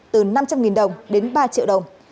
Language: Vietnamese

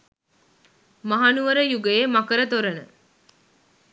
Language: Sinhala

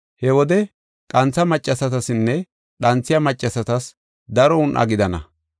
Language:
Gofa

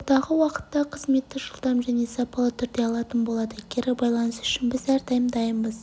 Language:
Kazakh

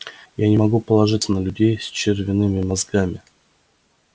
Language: Russian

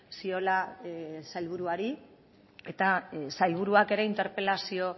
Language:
Basque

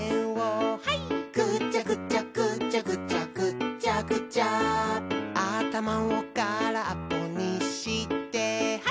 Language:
Japanese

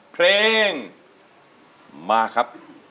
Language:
Thai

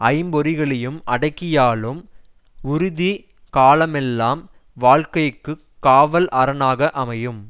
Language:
Tamil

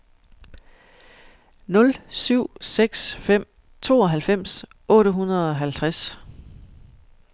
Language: Danish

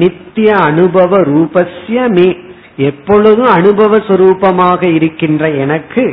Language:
Tamil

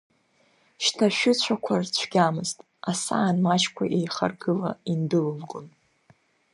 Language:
Abkhazian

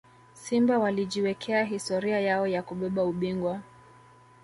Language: Swahili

